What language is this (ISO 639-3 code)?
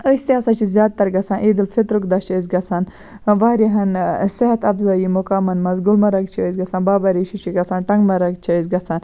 kas